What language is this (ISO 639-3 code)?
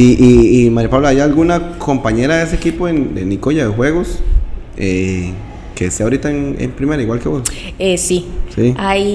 spa